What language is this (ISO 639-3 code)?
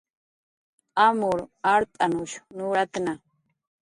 jqr